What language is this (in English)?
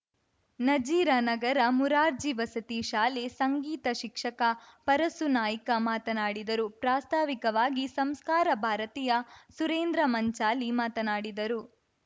Kannada